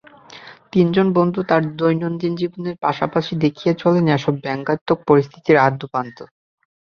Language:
Bangla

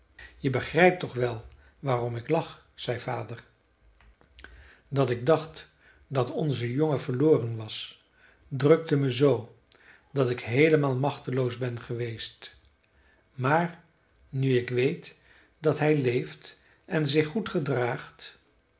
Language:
Dutch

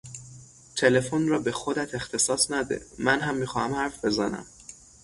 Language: Persian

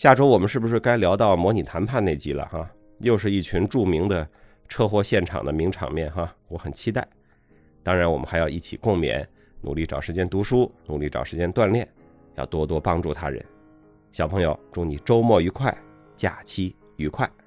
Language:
Chinese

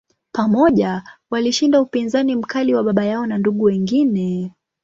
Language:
Swahili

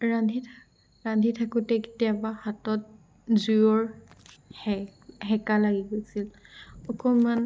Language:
Assamese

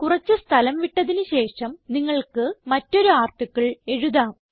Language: Malayalam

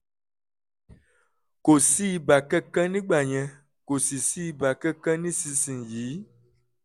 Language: Yoruba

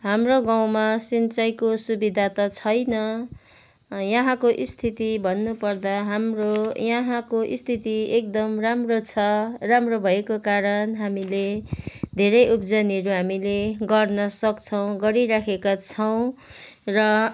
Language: Nepali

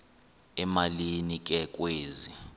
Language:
Xhosa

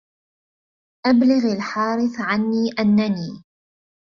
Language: Arabic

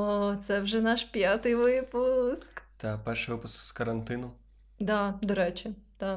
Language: Ukrainian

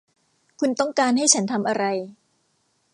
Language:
Thai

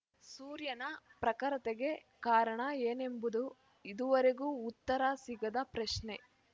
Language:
Kannada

